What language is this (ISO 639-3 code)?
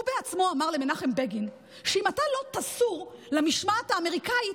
heb